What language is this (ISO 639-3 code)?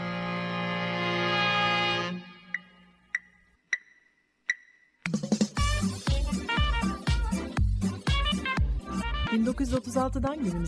tur